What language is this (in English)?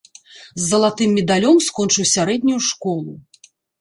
Belarusian